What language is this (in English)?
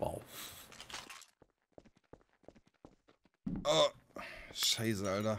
German